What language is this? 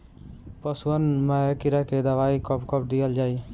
Bhojpuri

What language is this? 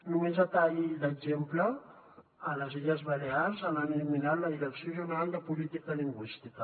Catalan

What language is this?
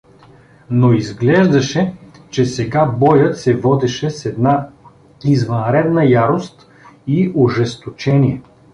Bulgarian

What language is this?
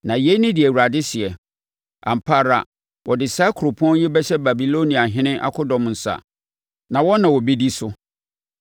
Akan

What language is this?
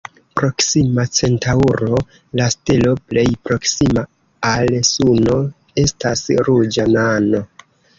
Esperanto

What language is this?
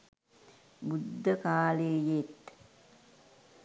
Sinhala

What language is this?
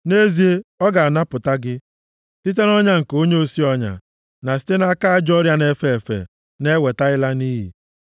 Igbo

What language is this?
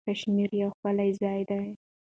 Pashto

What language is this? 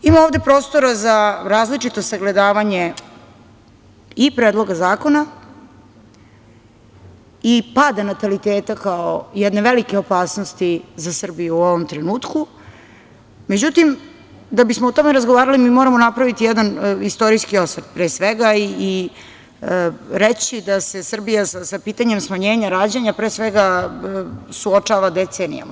Serbian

